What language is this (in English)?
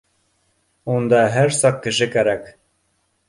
Bashkir